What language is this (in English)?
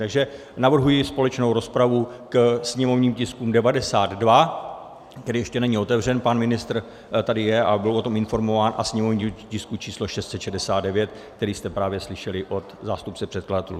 Czech